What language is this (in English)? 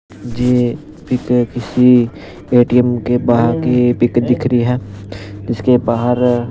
Hindi